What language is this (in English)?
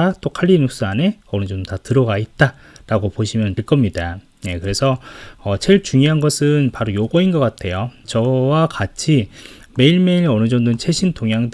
Korean